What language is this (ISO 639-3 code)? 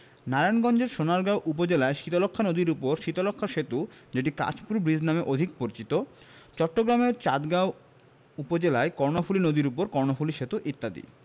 ben